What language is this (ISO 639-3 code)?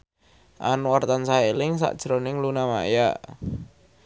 jav